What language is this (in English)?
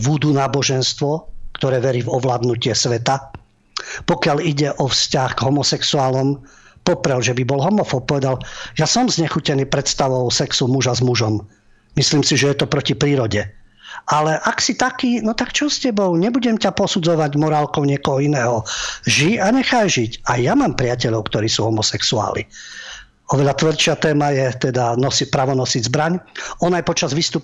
Slovak